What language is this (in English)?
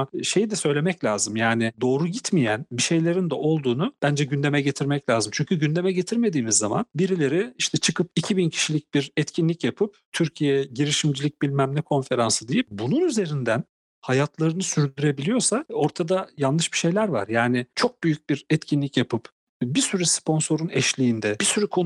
Turkish